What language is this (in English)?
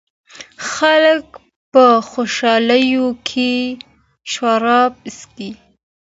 Pashto